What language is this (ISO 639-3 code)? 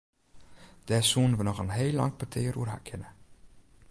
fry